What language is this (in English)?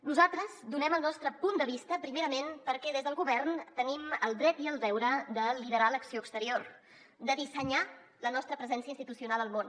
Catalan